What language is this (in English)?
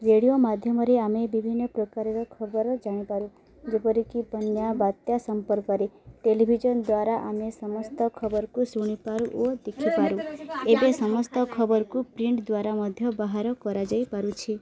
Odia